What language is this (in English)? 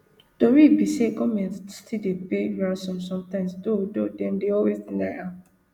Nigerian Pidgin